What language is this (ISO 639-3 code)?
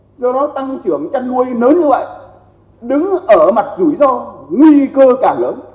vie